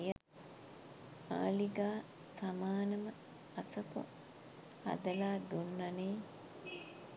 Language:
Sinhala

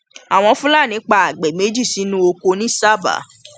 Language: Yoruba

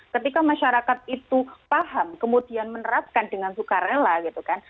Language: Indonesian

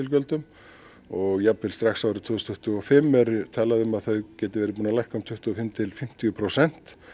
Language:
Icelandic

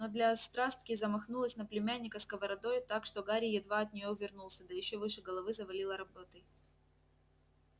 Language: Russian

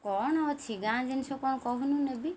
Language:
Odia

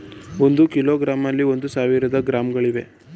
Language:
Kannada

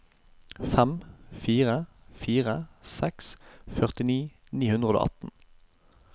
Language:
Norwegian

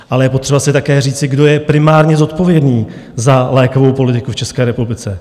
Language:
Czech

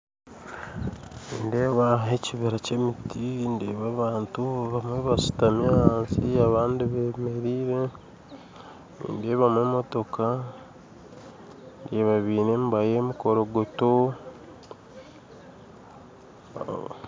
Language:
Nyankole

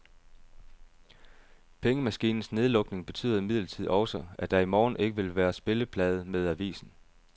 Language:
Danish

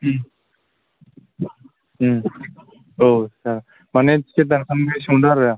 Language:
Bodo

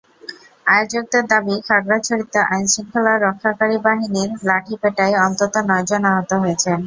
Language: Bangla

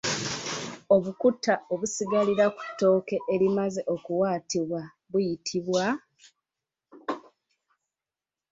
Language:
Ganda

